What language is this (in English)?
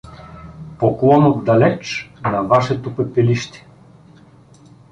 Bulgarian